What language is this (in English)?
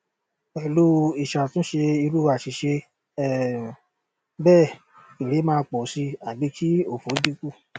Yoruba